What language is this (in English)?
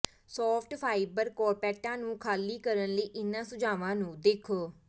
Punjabi